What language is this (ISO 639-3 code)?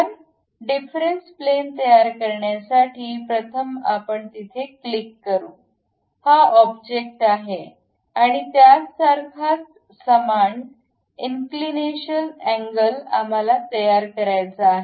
mar